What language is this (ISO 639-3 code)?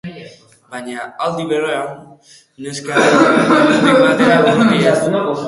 eus